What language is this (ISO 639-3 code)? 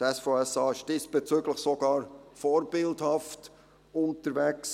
gsw